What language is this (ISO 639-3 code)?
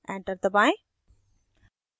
hin